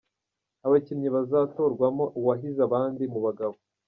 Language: Kinyarwanda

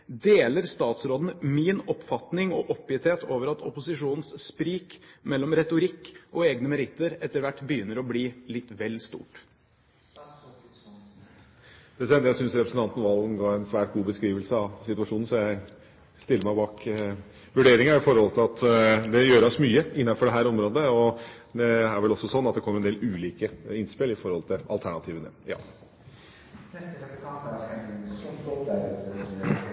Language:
Norwegian Bokmål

